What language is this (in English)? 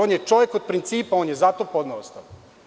Serbian